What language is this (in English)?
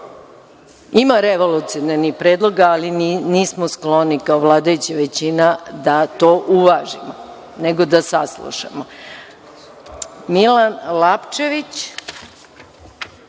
Serbian